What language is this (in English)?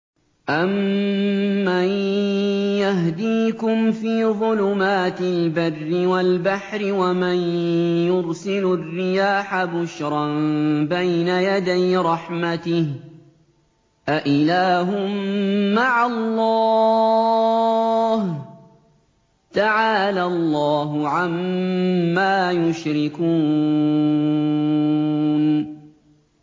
Arabic